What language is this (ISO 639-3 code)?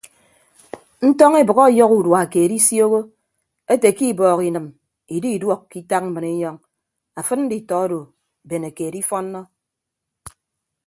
ibb